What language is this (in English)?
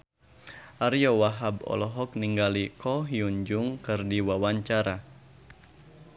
Sundanese